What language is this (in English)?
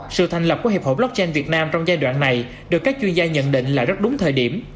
Vietnamese